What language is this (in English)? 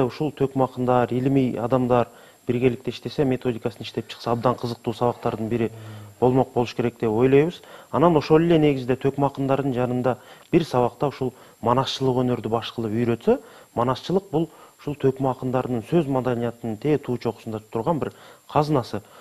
Turkish